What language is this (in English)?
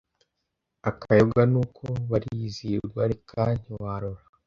Kinyarwanda